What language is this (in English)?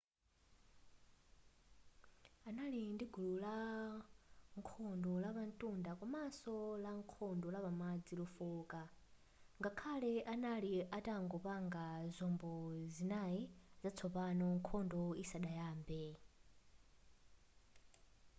Nyanja